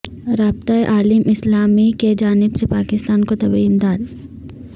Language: Urdu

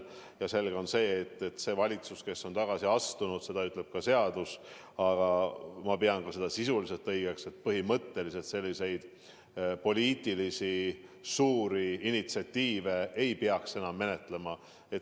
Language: Estonian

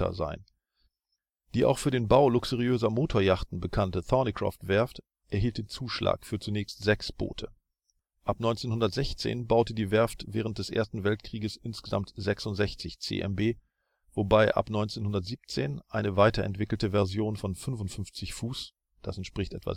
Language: German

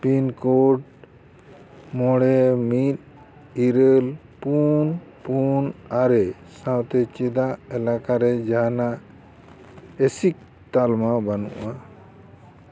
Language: Santali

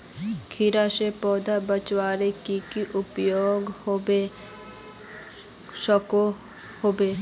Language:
Magahi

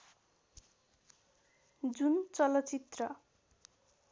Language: Nepali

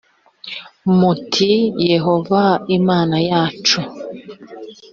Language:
Kinyarwanda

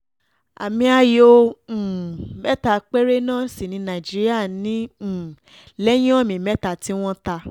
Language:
Yoruba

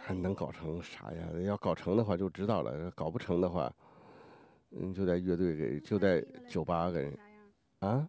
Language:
Chinese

